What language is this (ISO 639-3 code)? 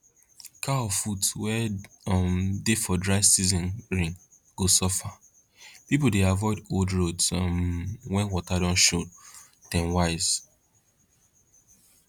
pcm